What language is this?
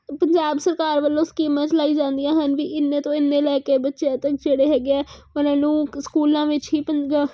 Punjabi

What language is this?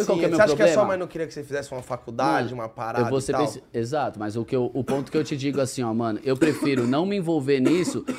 Portuguese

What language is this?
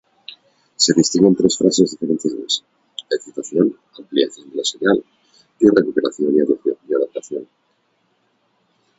Spanish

